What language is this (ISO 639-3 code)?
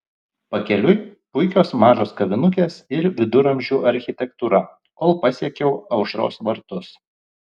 lit